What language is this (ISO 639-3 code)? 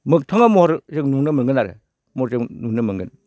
brx